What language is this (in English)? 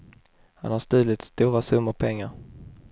Swedish